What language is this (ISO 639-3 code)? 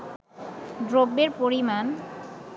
ben